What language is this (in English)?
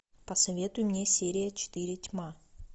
Russian